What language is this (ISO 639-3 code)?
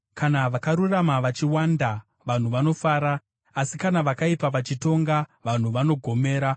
sna